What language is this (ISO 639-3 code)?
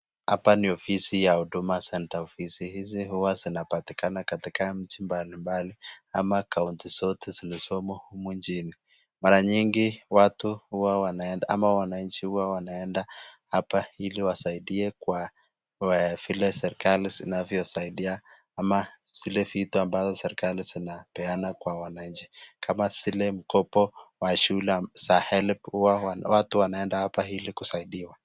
swa